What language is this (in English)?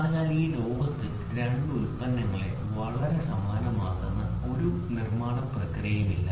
Malayalam